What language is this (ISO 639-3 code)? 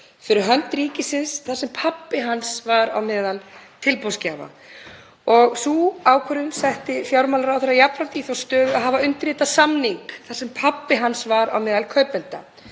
isl